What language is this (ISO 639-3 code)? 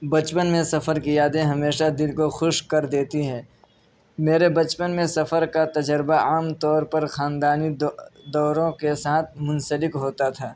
urd